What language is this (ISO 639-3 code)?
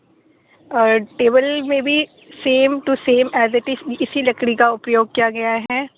urd